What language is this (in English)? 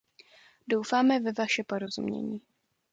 Czech